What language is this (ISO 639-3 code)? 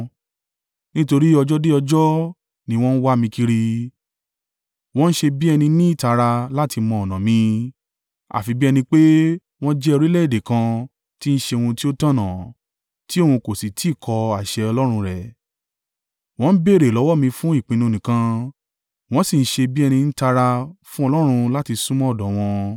yor